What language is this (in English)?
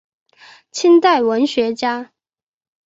Chinese